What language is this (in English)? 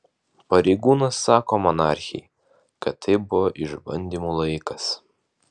Lithuanian